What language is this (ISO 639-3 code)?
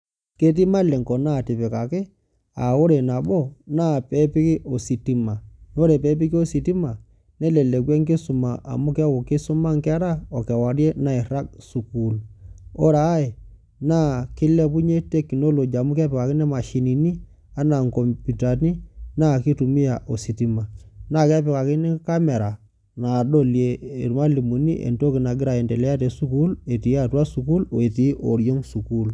mas